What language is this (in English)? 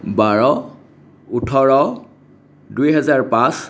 Assamese